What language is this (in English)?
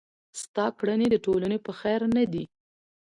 Pashto